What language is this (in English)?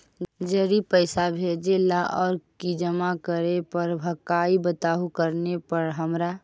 Magahi